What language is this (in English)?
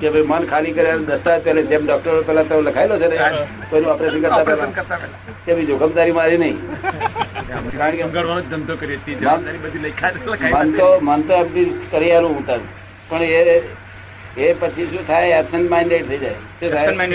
Gujarati